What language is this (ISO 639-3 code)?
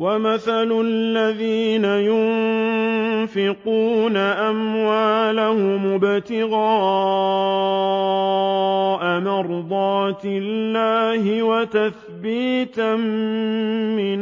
ara